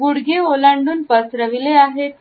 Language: Marathi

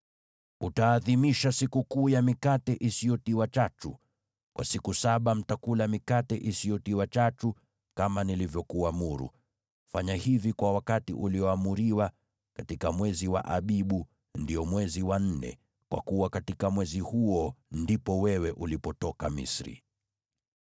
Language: Swahili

